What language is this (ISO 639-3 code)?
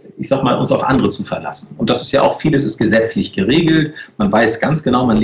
deu